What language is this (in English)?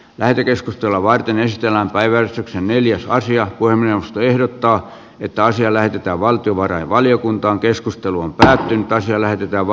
Finnish